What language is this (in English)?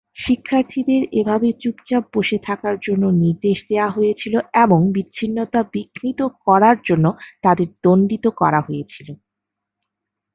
Bangla